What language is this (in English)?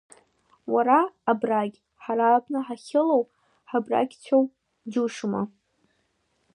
Abkhazian